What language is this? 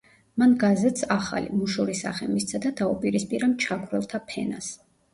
Georgian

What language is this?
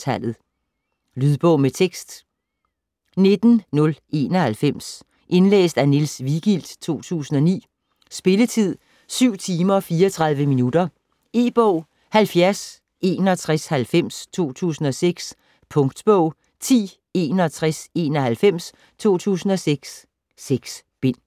Danish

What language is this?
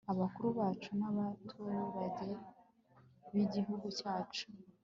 Kinyarwanda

